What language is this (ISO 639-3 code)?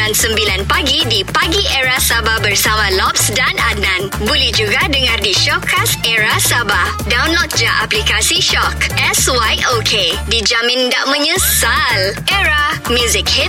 msa